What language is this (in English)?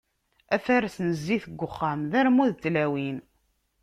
Kabyle